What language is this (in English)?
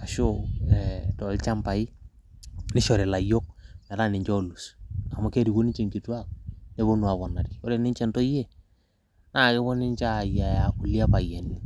Masai